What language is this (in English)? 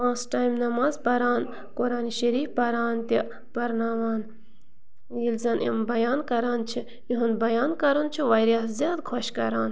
Kashmiri